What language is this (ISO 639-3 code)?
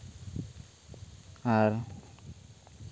sat